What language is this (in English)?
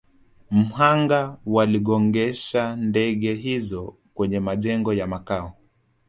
Swahili